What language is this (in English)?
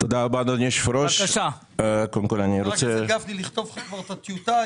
Hebrew